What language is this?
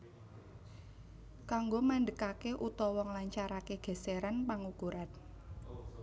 Javanese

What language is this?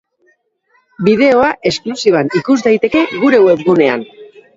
Basque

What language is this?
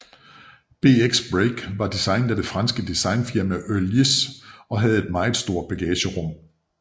Danish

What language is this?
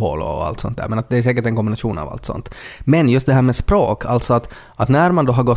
Swedish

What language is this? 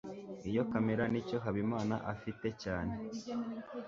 Kinyarwanda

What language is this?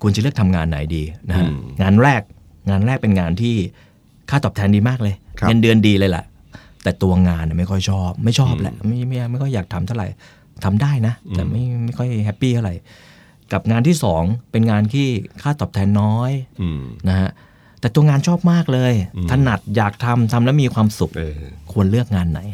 Thai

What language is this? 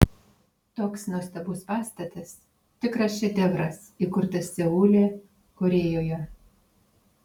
Lithuanian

